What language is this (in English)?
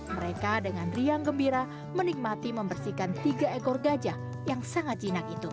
Indonesian